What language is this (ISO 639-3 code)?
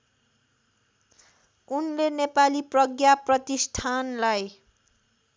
nep